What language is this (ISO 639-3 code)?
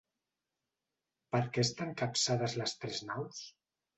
cat